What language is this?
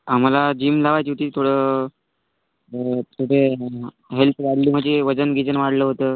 Marathi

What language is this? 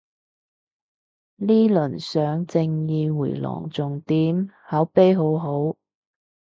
Cantonese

